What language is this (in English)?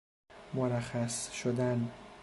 Persian